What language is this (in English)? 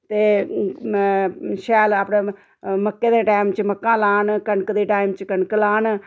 Dogri